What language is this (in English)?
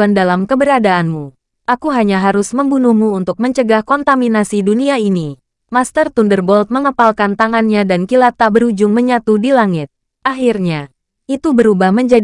Indonesian